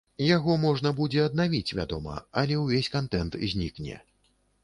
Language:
Belarusian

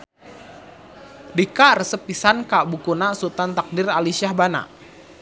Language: Sundanese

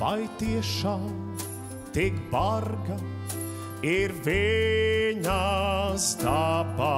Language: Latvian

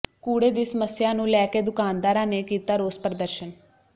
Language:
Punjabi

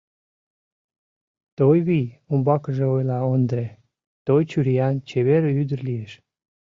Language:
Mari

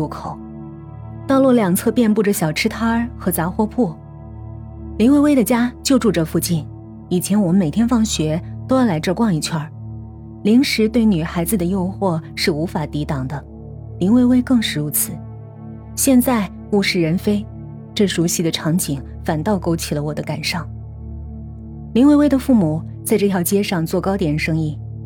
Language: Chinese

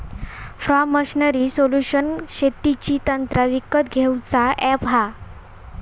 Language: Marathi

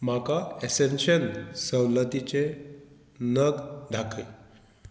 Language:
Konkani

